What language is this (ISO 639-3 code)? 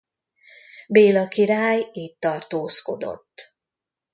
hun